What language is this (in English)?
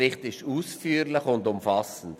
Swiss German